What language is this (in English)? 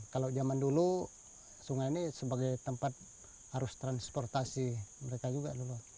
Indonesian